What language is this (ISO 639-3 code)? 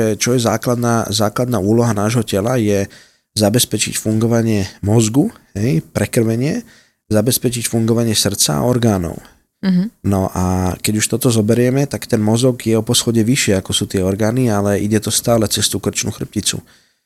slk